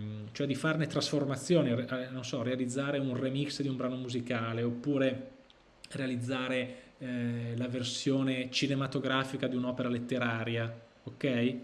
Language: Italian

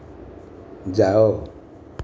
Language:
Odia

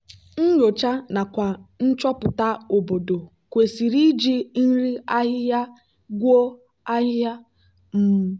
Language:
Igbo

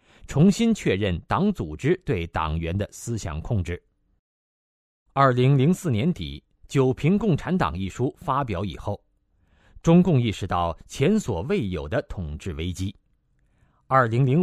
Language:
Chinese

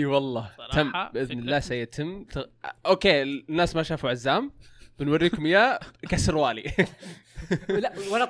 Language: Arabic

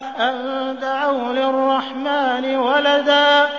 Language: Arabic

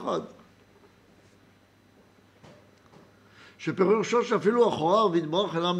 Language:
Hebrew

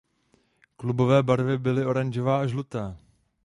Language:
Czech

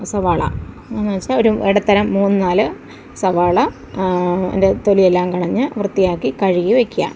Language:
Malayalam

